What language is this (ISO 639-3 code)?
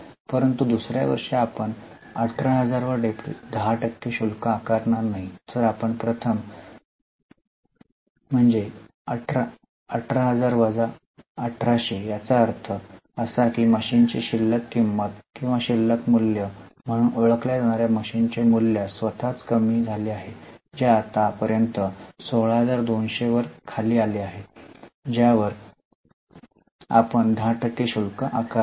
mar